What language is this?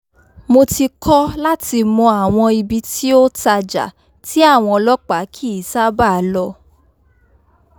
Yoruba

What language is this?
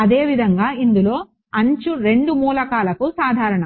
Telugu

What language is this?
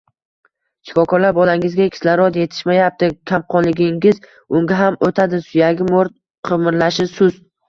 Uzbek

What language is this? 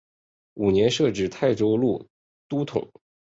Chinese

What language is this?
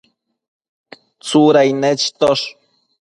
Matsés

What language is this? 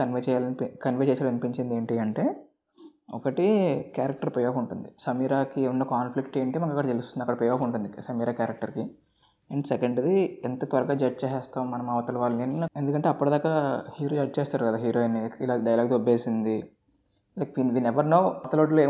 Telugu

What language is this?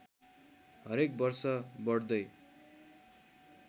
Nepali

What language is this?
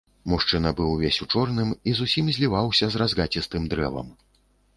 Belarusian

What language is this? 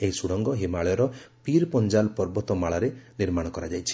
Odia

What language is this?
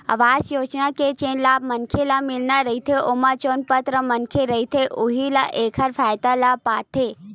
Chhattisgarhi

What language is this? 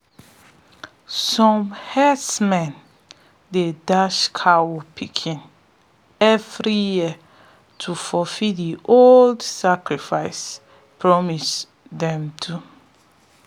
Nigerian Pidgin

